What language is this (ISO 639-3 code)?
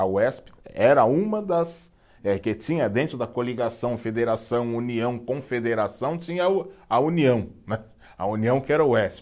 por